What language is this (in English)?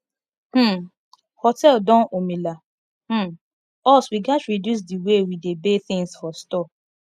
Nigerian Pidgin